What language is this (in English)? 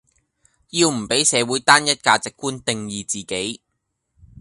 Cantonese